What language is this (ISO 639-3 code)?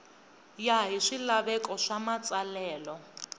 tso